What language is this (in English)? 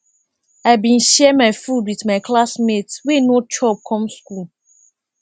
Nigerian Pidgin